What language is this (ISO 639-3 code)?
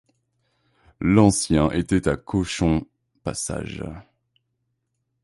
fra